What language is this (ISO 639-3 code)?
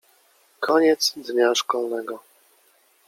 pol